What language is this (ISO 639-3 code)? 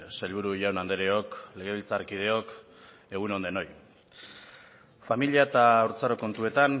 eus